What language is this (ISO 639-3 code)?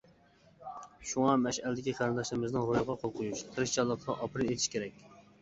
uig